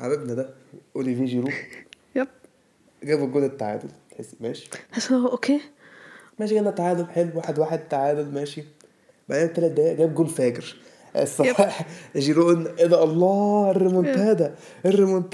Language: Arabic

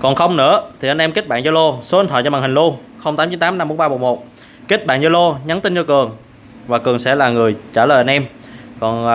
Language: Vietnamese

